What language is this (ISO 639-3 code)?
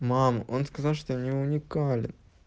rus